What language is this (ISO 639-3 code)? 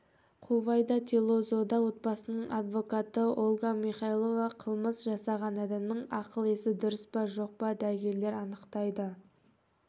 kaz